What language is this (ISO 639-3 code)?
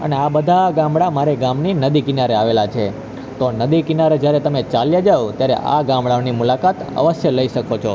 guj